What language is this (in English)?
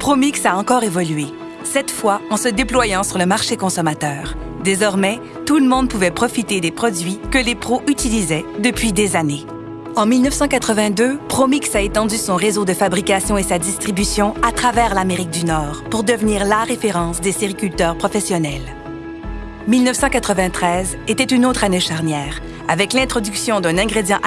French